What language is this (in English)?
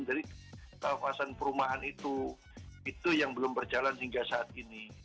Indonesian